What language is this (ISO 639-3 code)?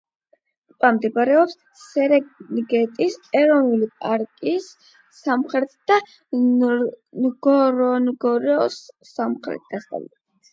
kat